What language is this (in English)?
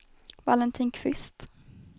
Swedish